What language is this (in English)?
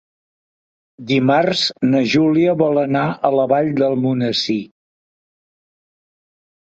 Catalan